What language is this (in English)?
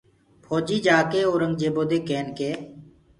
Gurgula